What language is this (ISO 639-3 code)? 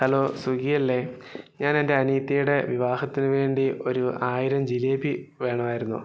mal